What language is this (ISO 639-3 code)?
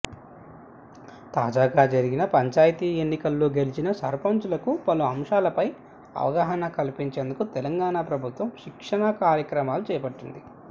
tel